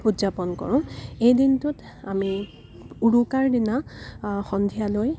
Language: Assamese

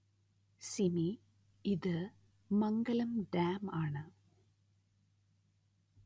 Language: Malayalam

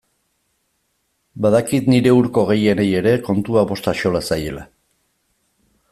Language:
Basque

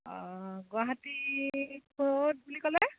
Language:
Assamese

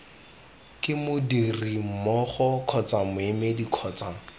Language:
Tswana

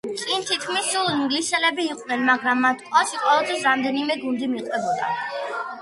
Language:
Georgian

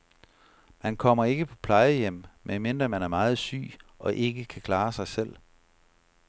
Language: Danish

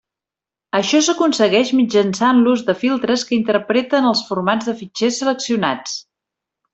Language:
Catalan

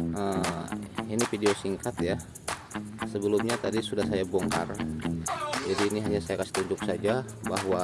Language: Indonesian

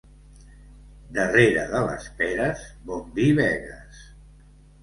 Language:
Catalan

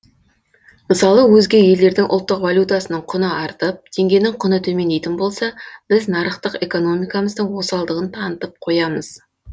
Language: Kazakh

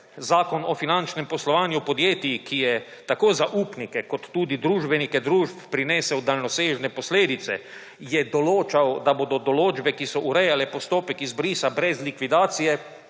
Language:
Slovenian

